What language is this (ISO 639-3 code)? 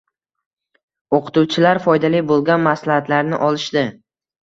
uzb